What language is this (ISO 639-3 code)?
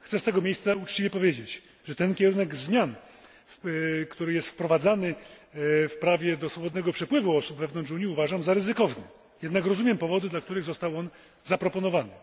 pol